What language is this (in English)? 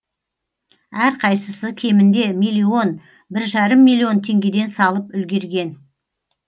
Kazakh